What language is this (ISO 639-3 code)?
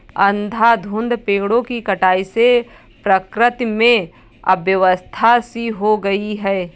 hin